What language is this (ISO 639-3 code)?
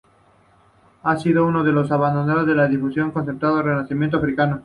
spa